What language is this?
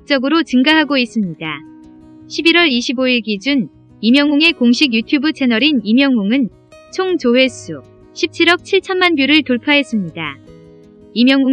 Korean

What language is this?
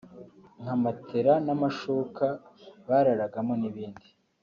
Kinyarwanda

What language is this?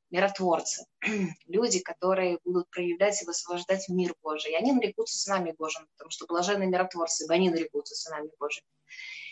Russian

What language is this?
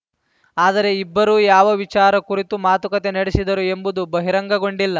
Kannada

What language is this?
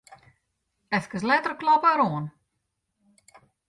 Western Frisian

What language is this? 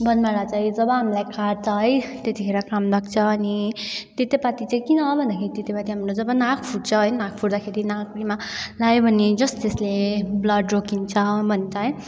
Nepali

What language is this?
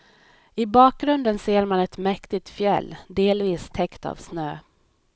Swedish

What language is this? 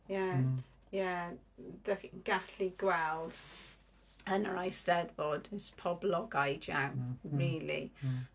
Welsh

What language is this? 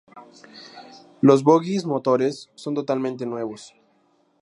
Spanish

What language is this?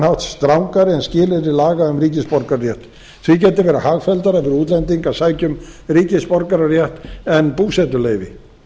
Icelandic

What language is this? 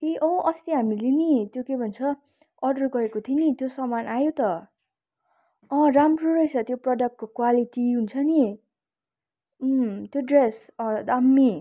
Nepali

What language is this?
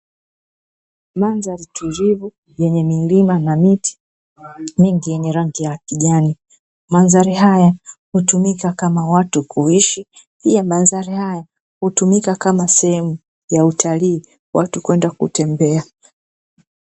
Swahili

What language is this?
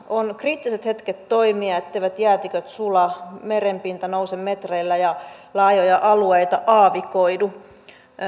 Finnish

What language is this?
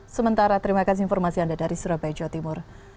Indonesian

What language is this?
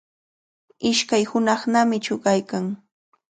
Cajatambo North Lima Quechua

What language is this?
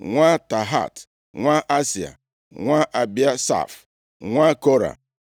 Igbo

